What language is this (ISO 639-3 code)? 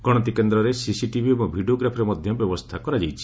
ori